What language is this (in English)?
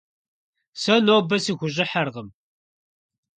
Kabardian